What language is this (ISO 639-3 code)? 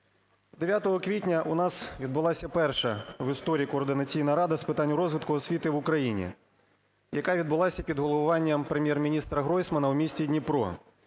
ukr